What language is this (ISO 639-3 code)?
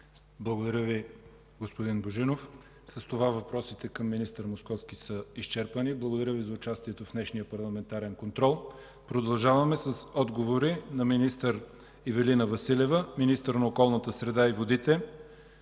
bul